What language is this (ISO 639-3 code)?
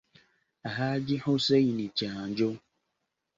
lug